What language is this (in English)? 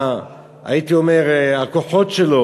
Hebrew